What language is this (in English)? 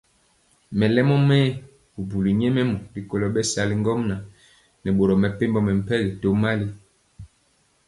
Mpiemo